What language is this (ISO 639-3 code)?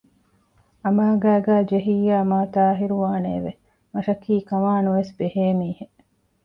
div